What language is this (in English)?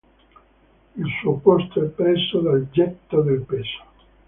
Italian